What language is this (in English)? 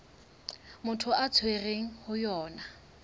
Southern Sotho